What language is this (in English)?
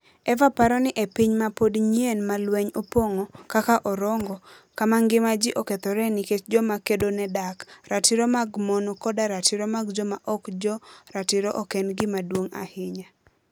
Luo (Kenya and Tanzania)